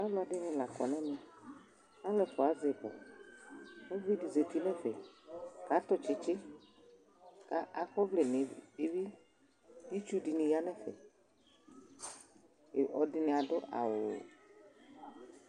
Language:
Ikposo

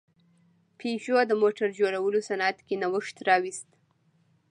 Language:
Pashto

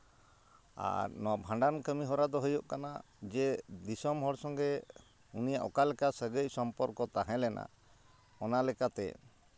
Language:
Santali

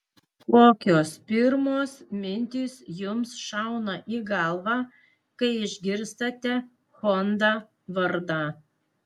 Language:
Lithuanian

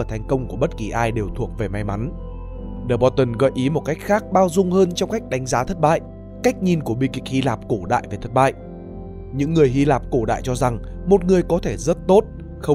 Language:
Vietnamese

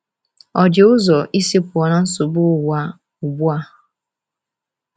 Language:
Igbo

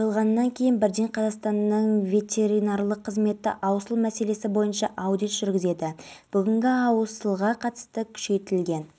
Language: Kazakh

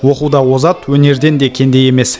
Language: Kazakh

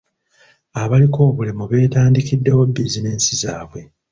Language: Ganda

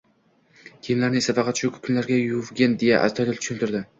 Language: Uzbek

